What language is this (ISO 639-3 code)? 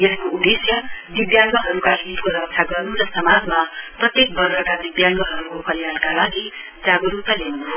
nep